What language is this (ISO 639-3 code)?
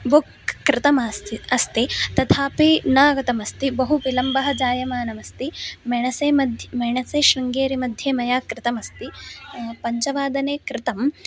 san